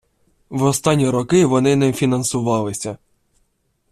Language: Ukrainian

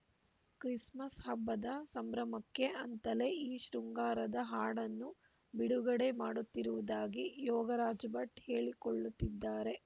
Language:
Kannada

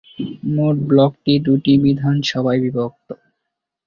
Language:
Bangla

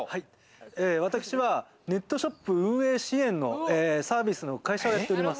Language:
Japanese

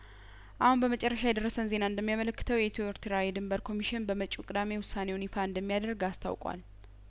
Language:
Amharic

